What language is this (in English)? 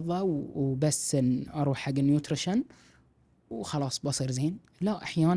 Arabic